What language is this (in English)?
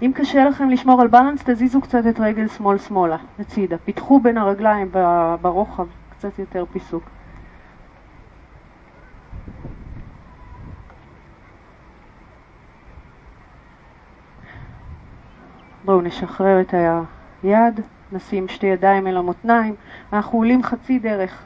Hebrew